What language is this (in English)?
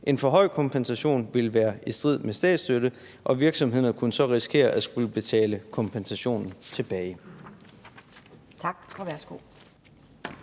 Danish